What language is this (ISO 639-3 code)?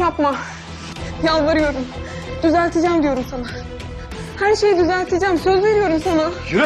tur